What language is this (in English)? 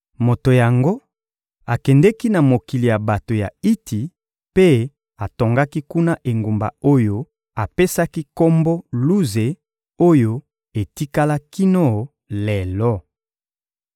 Lingala